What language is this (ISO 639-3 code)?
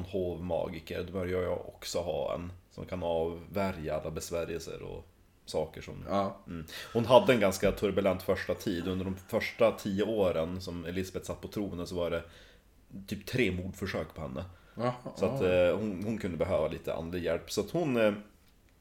swe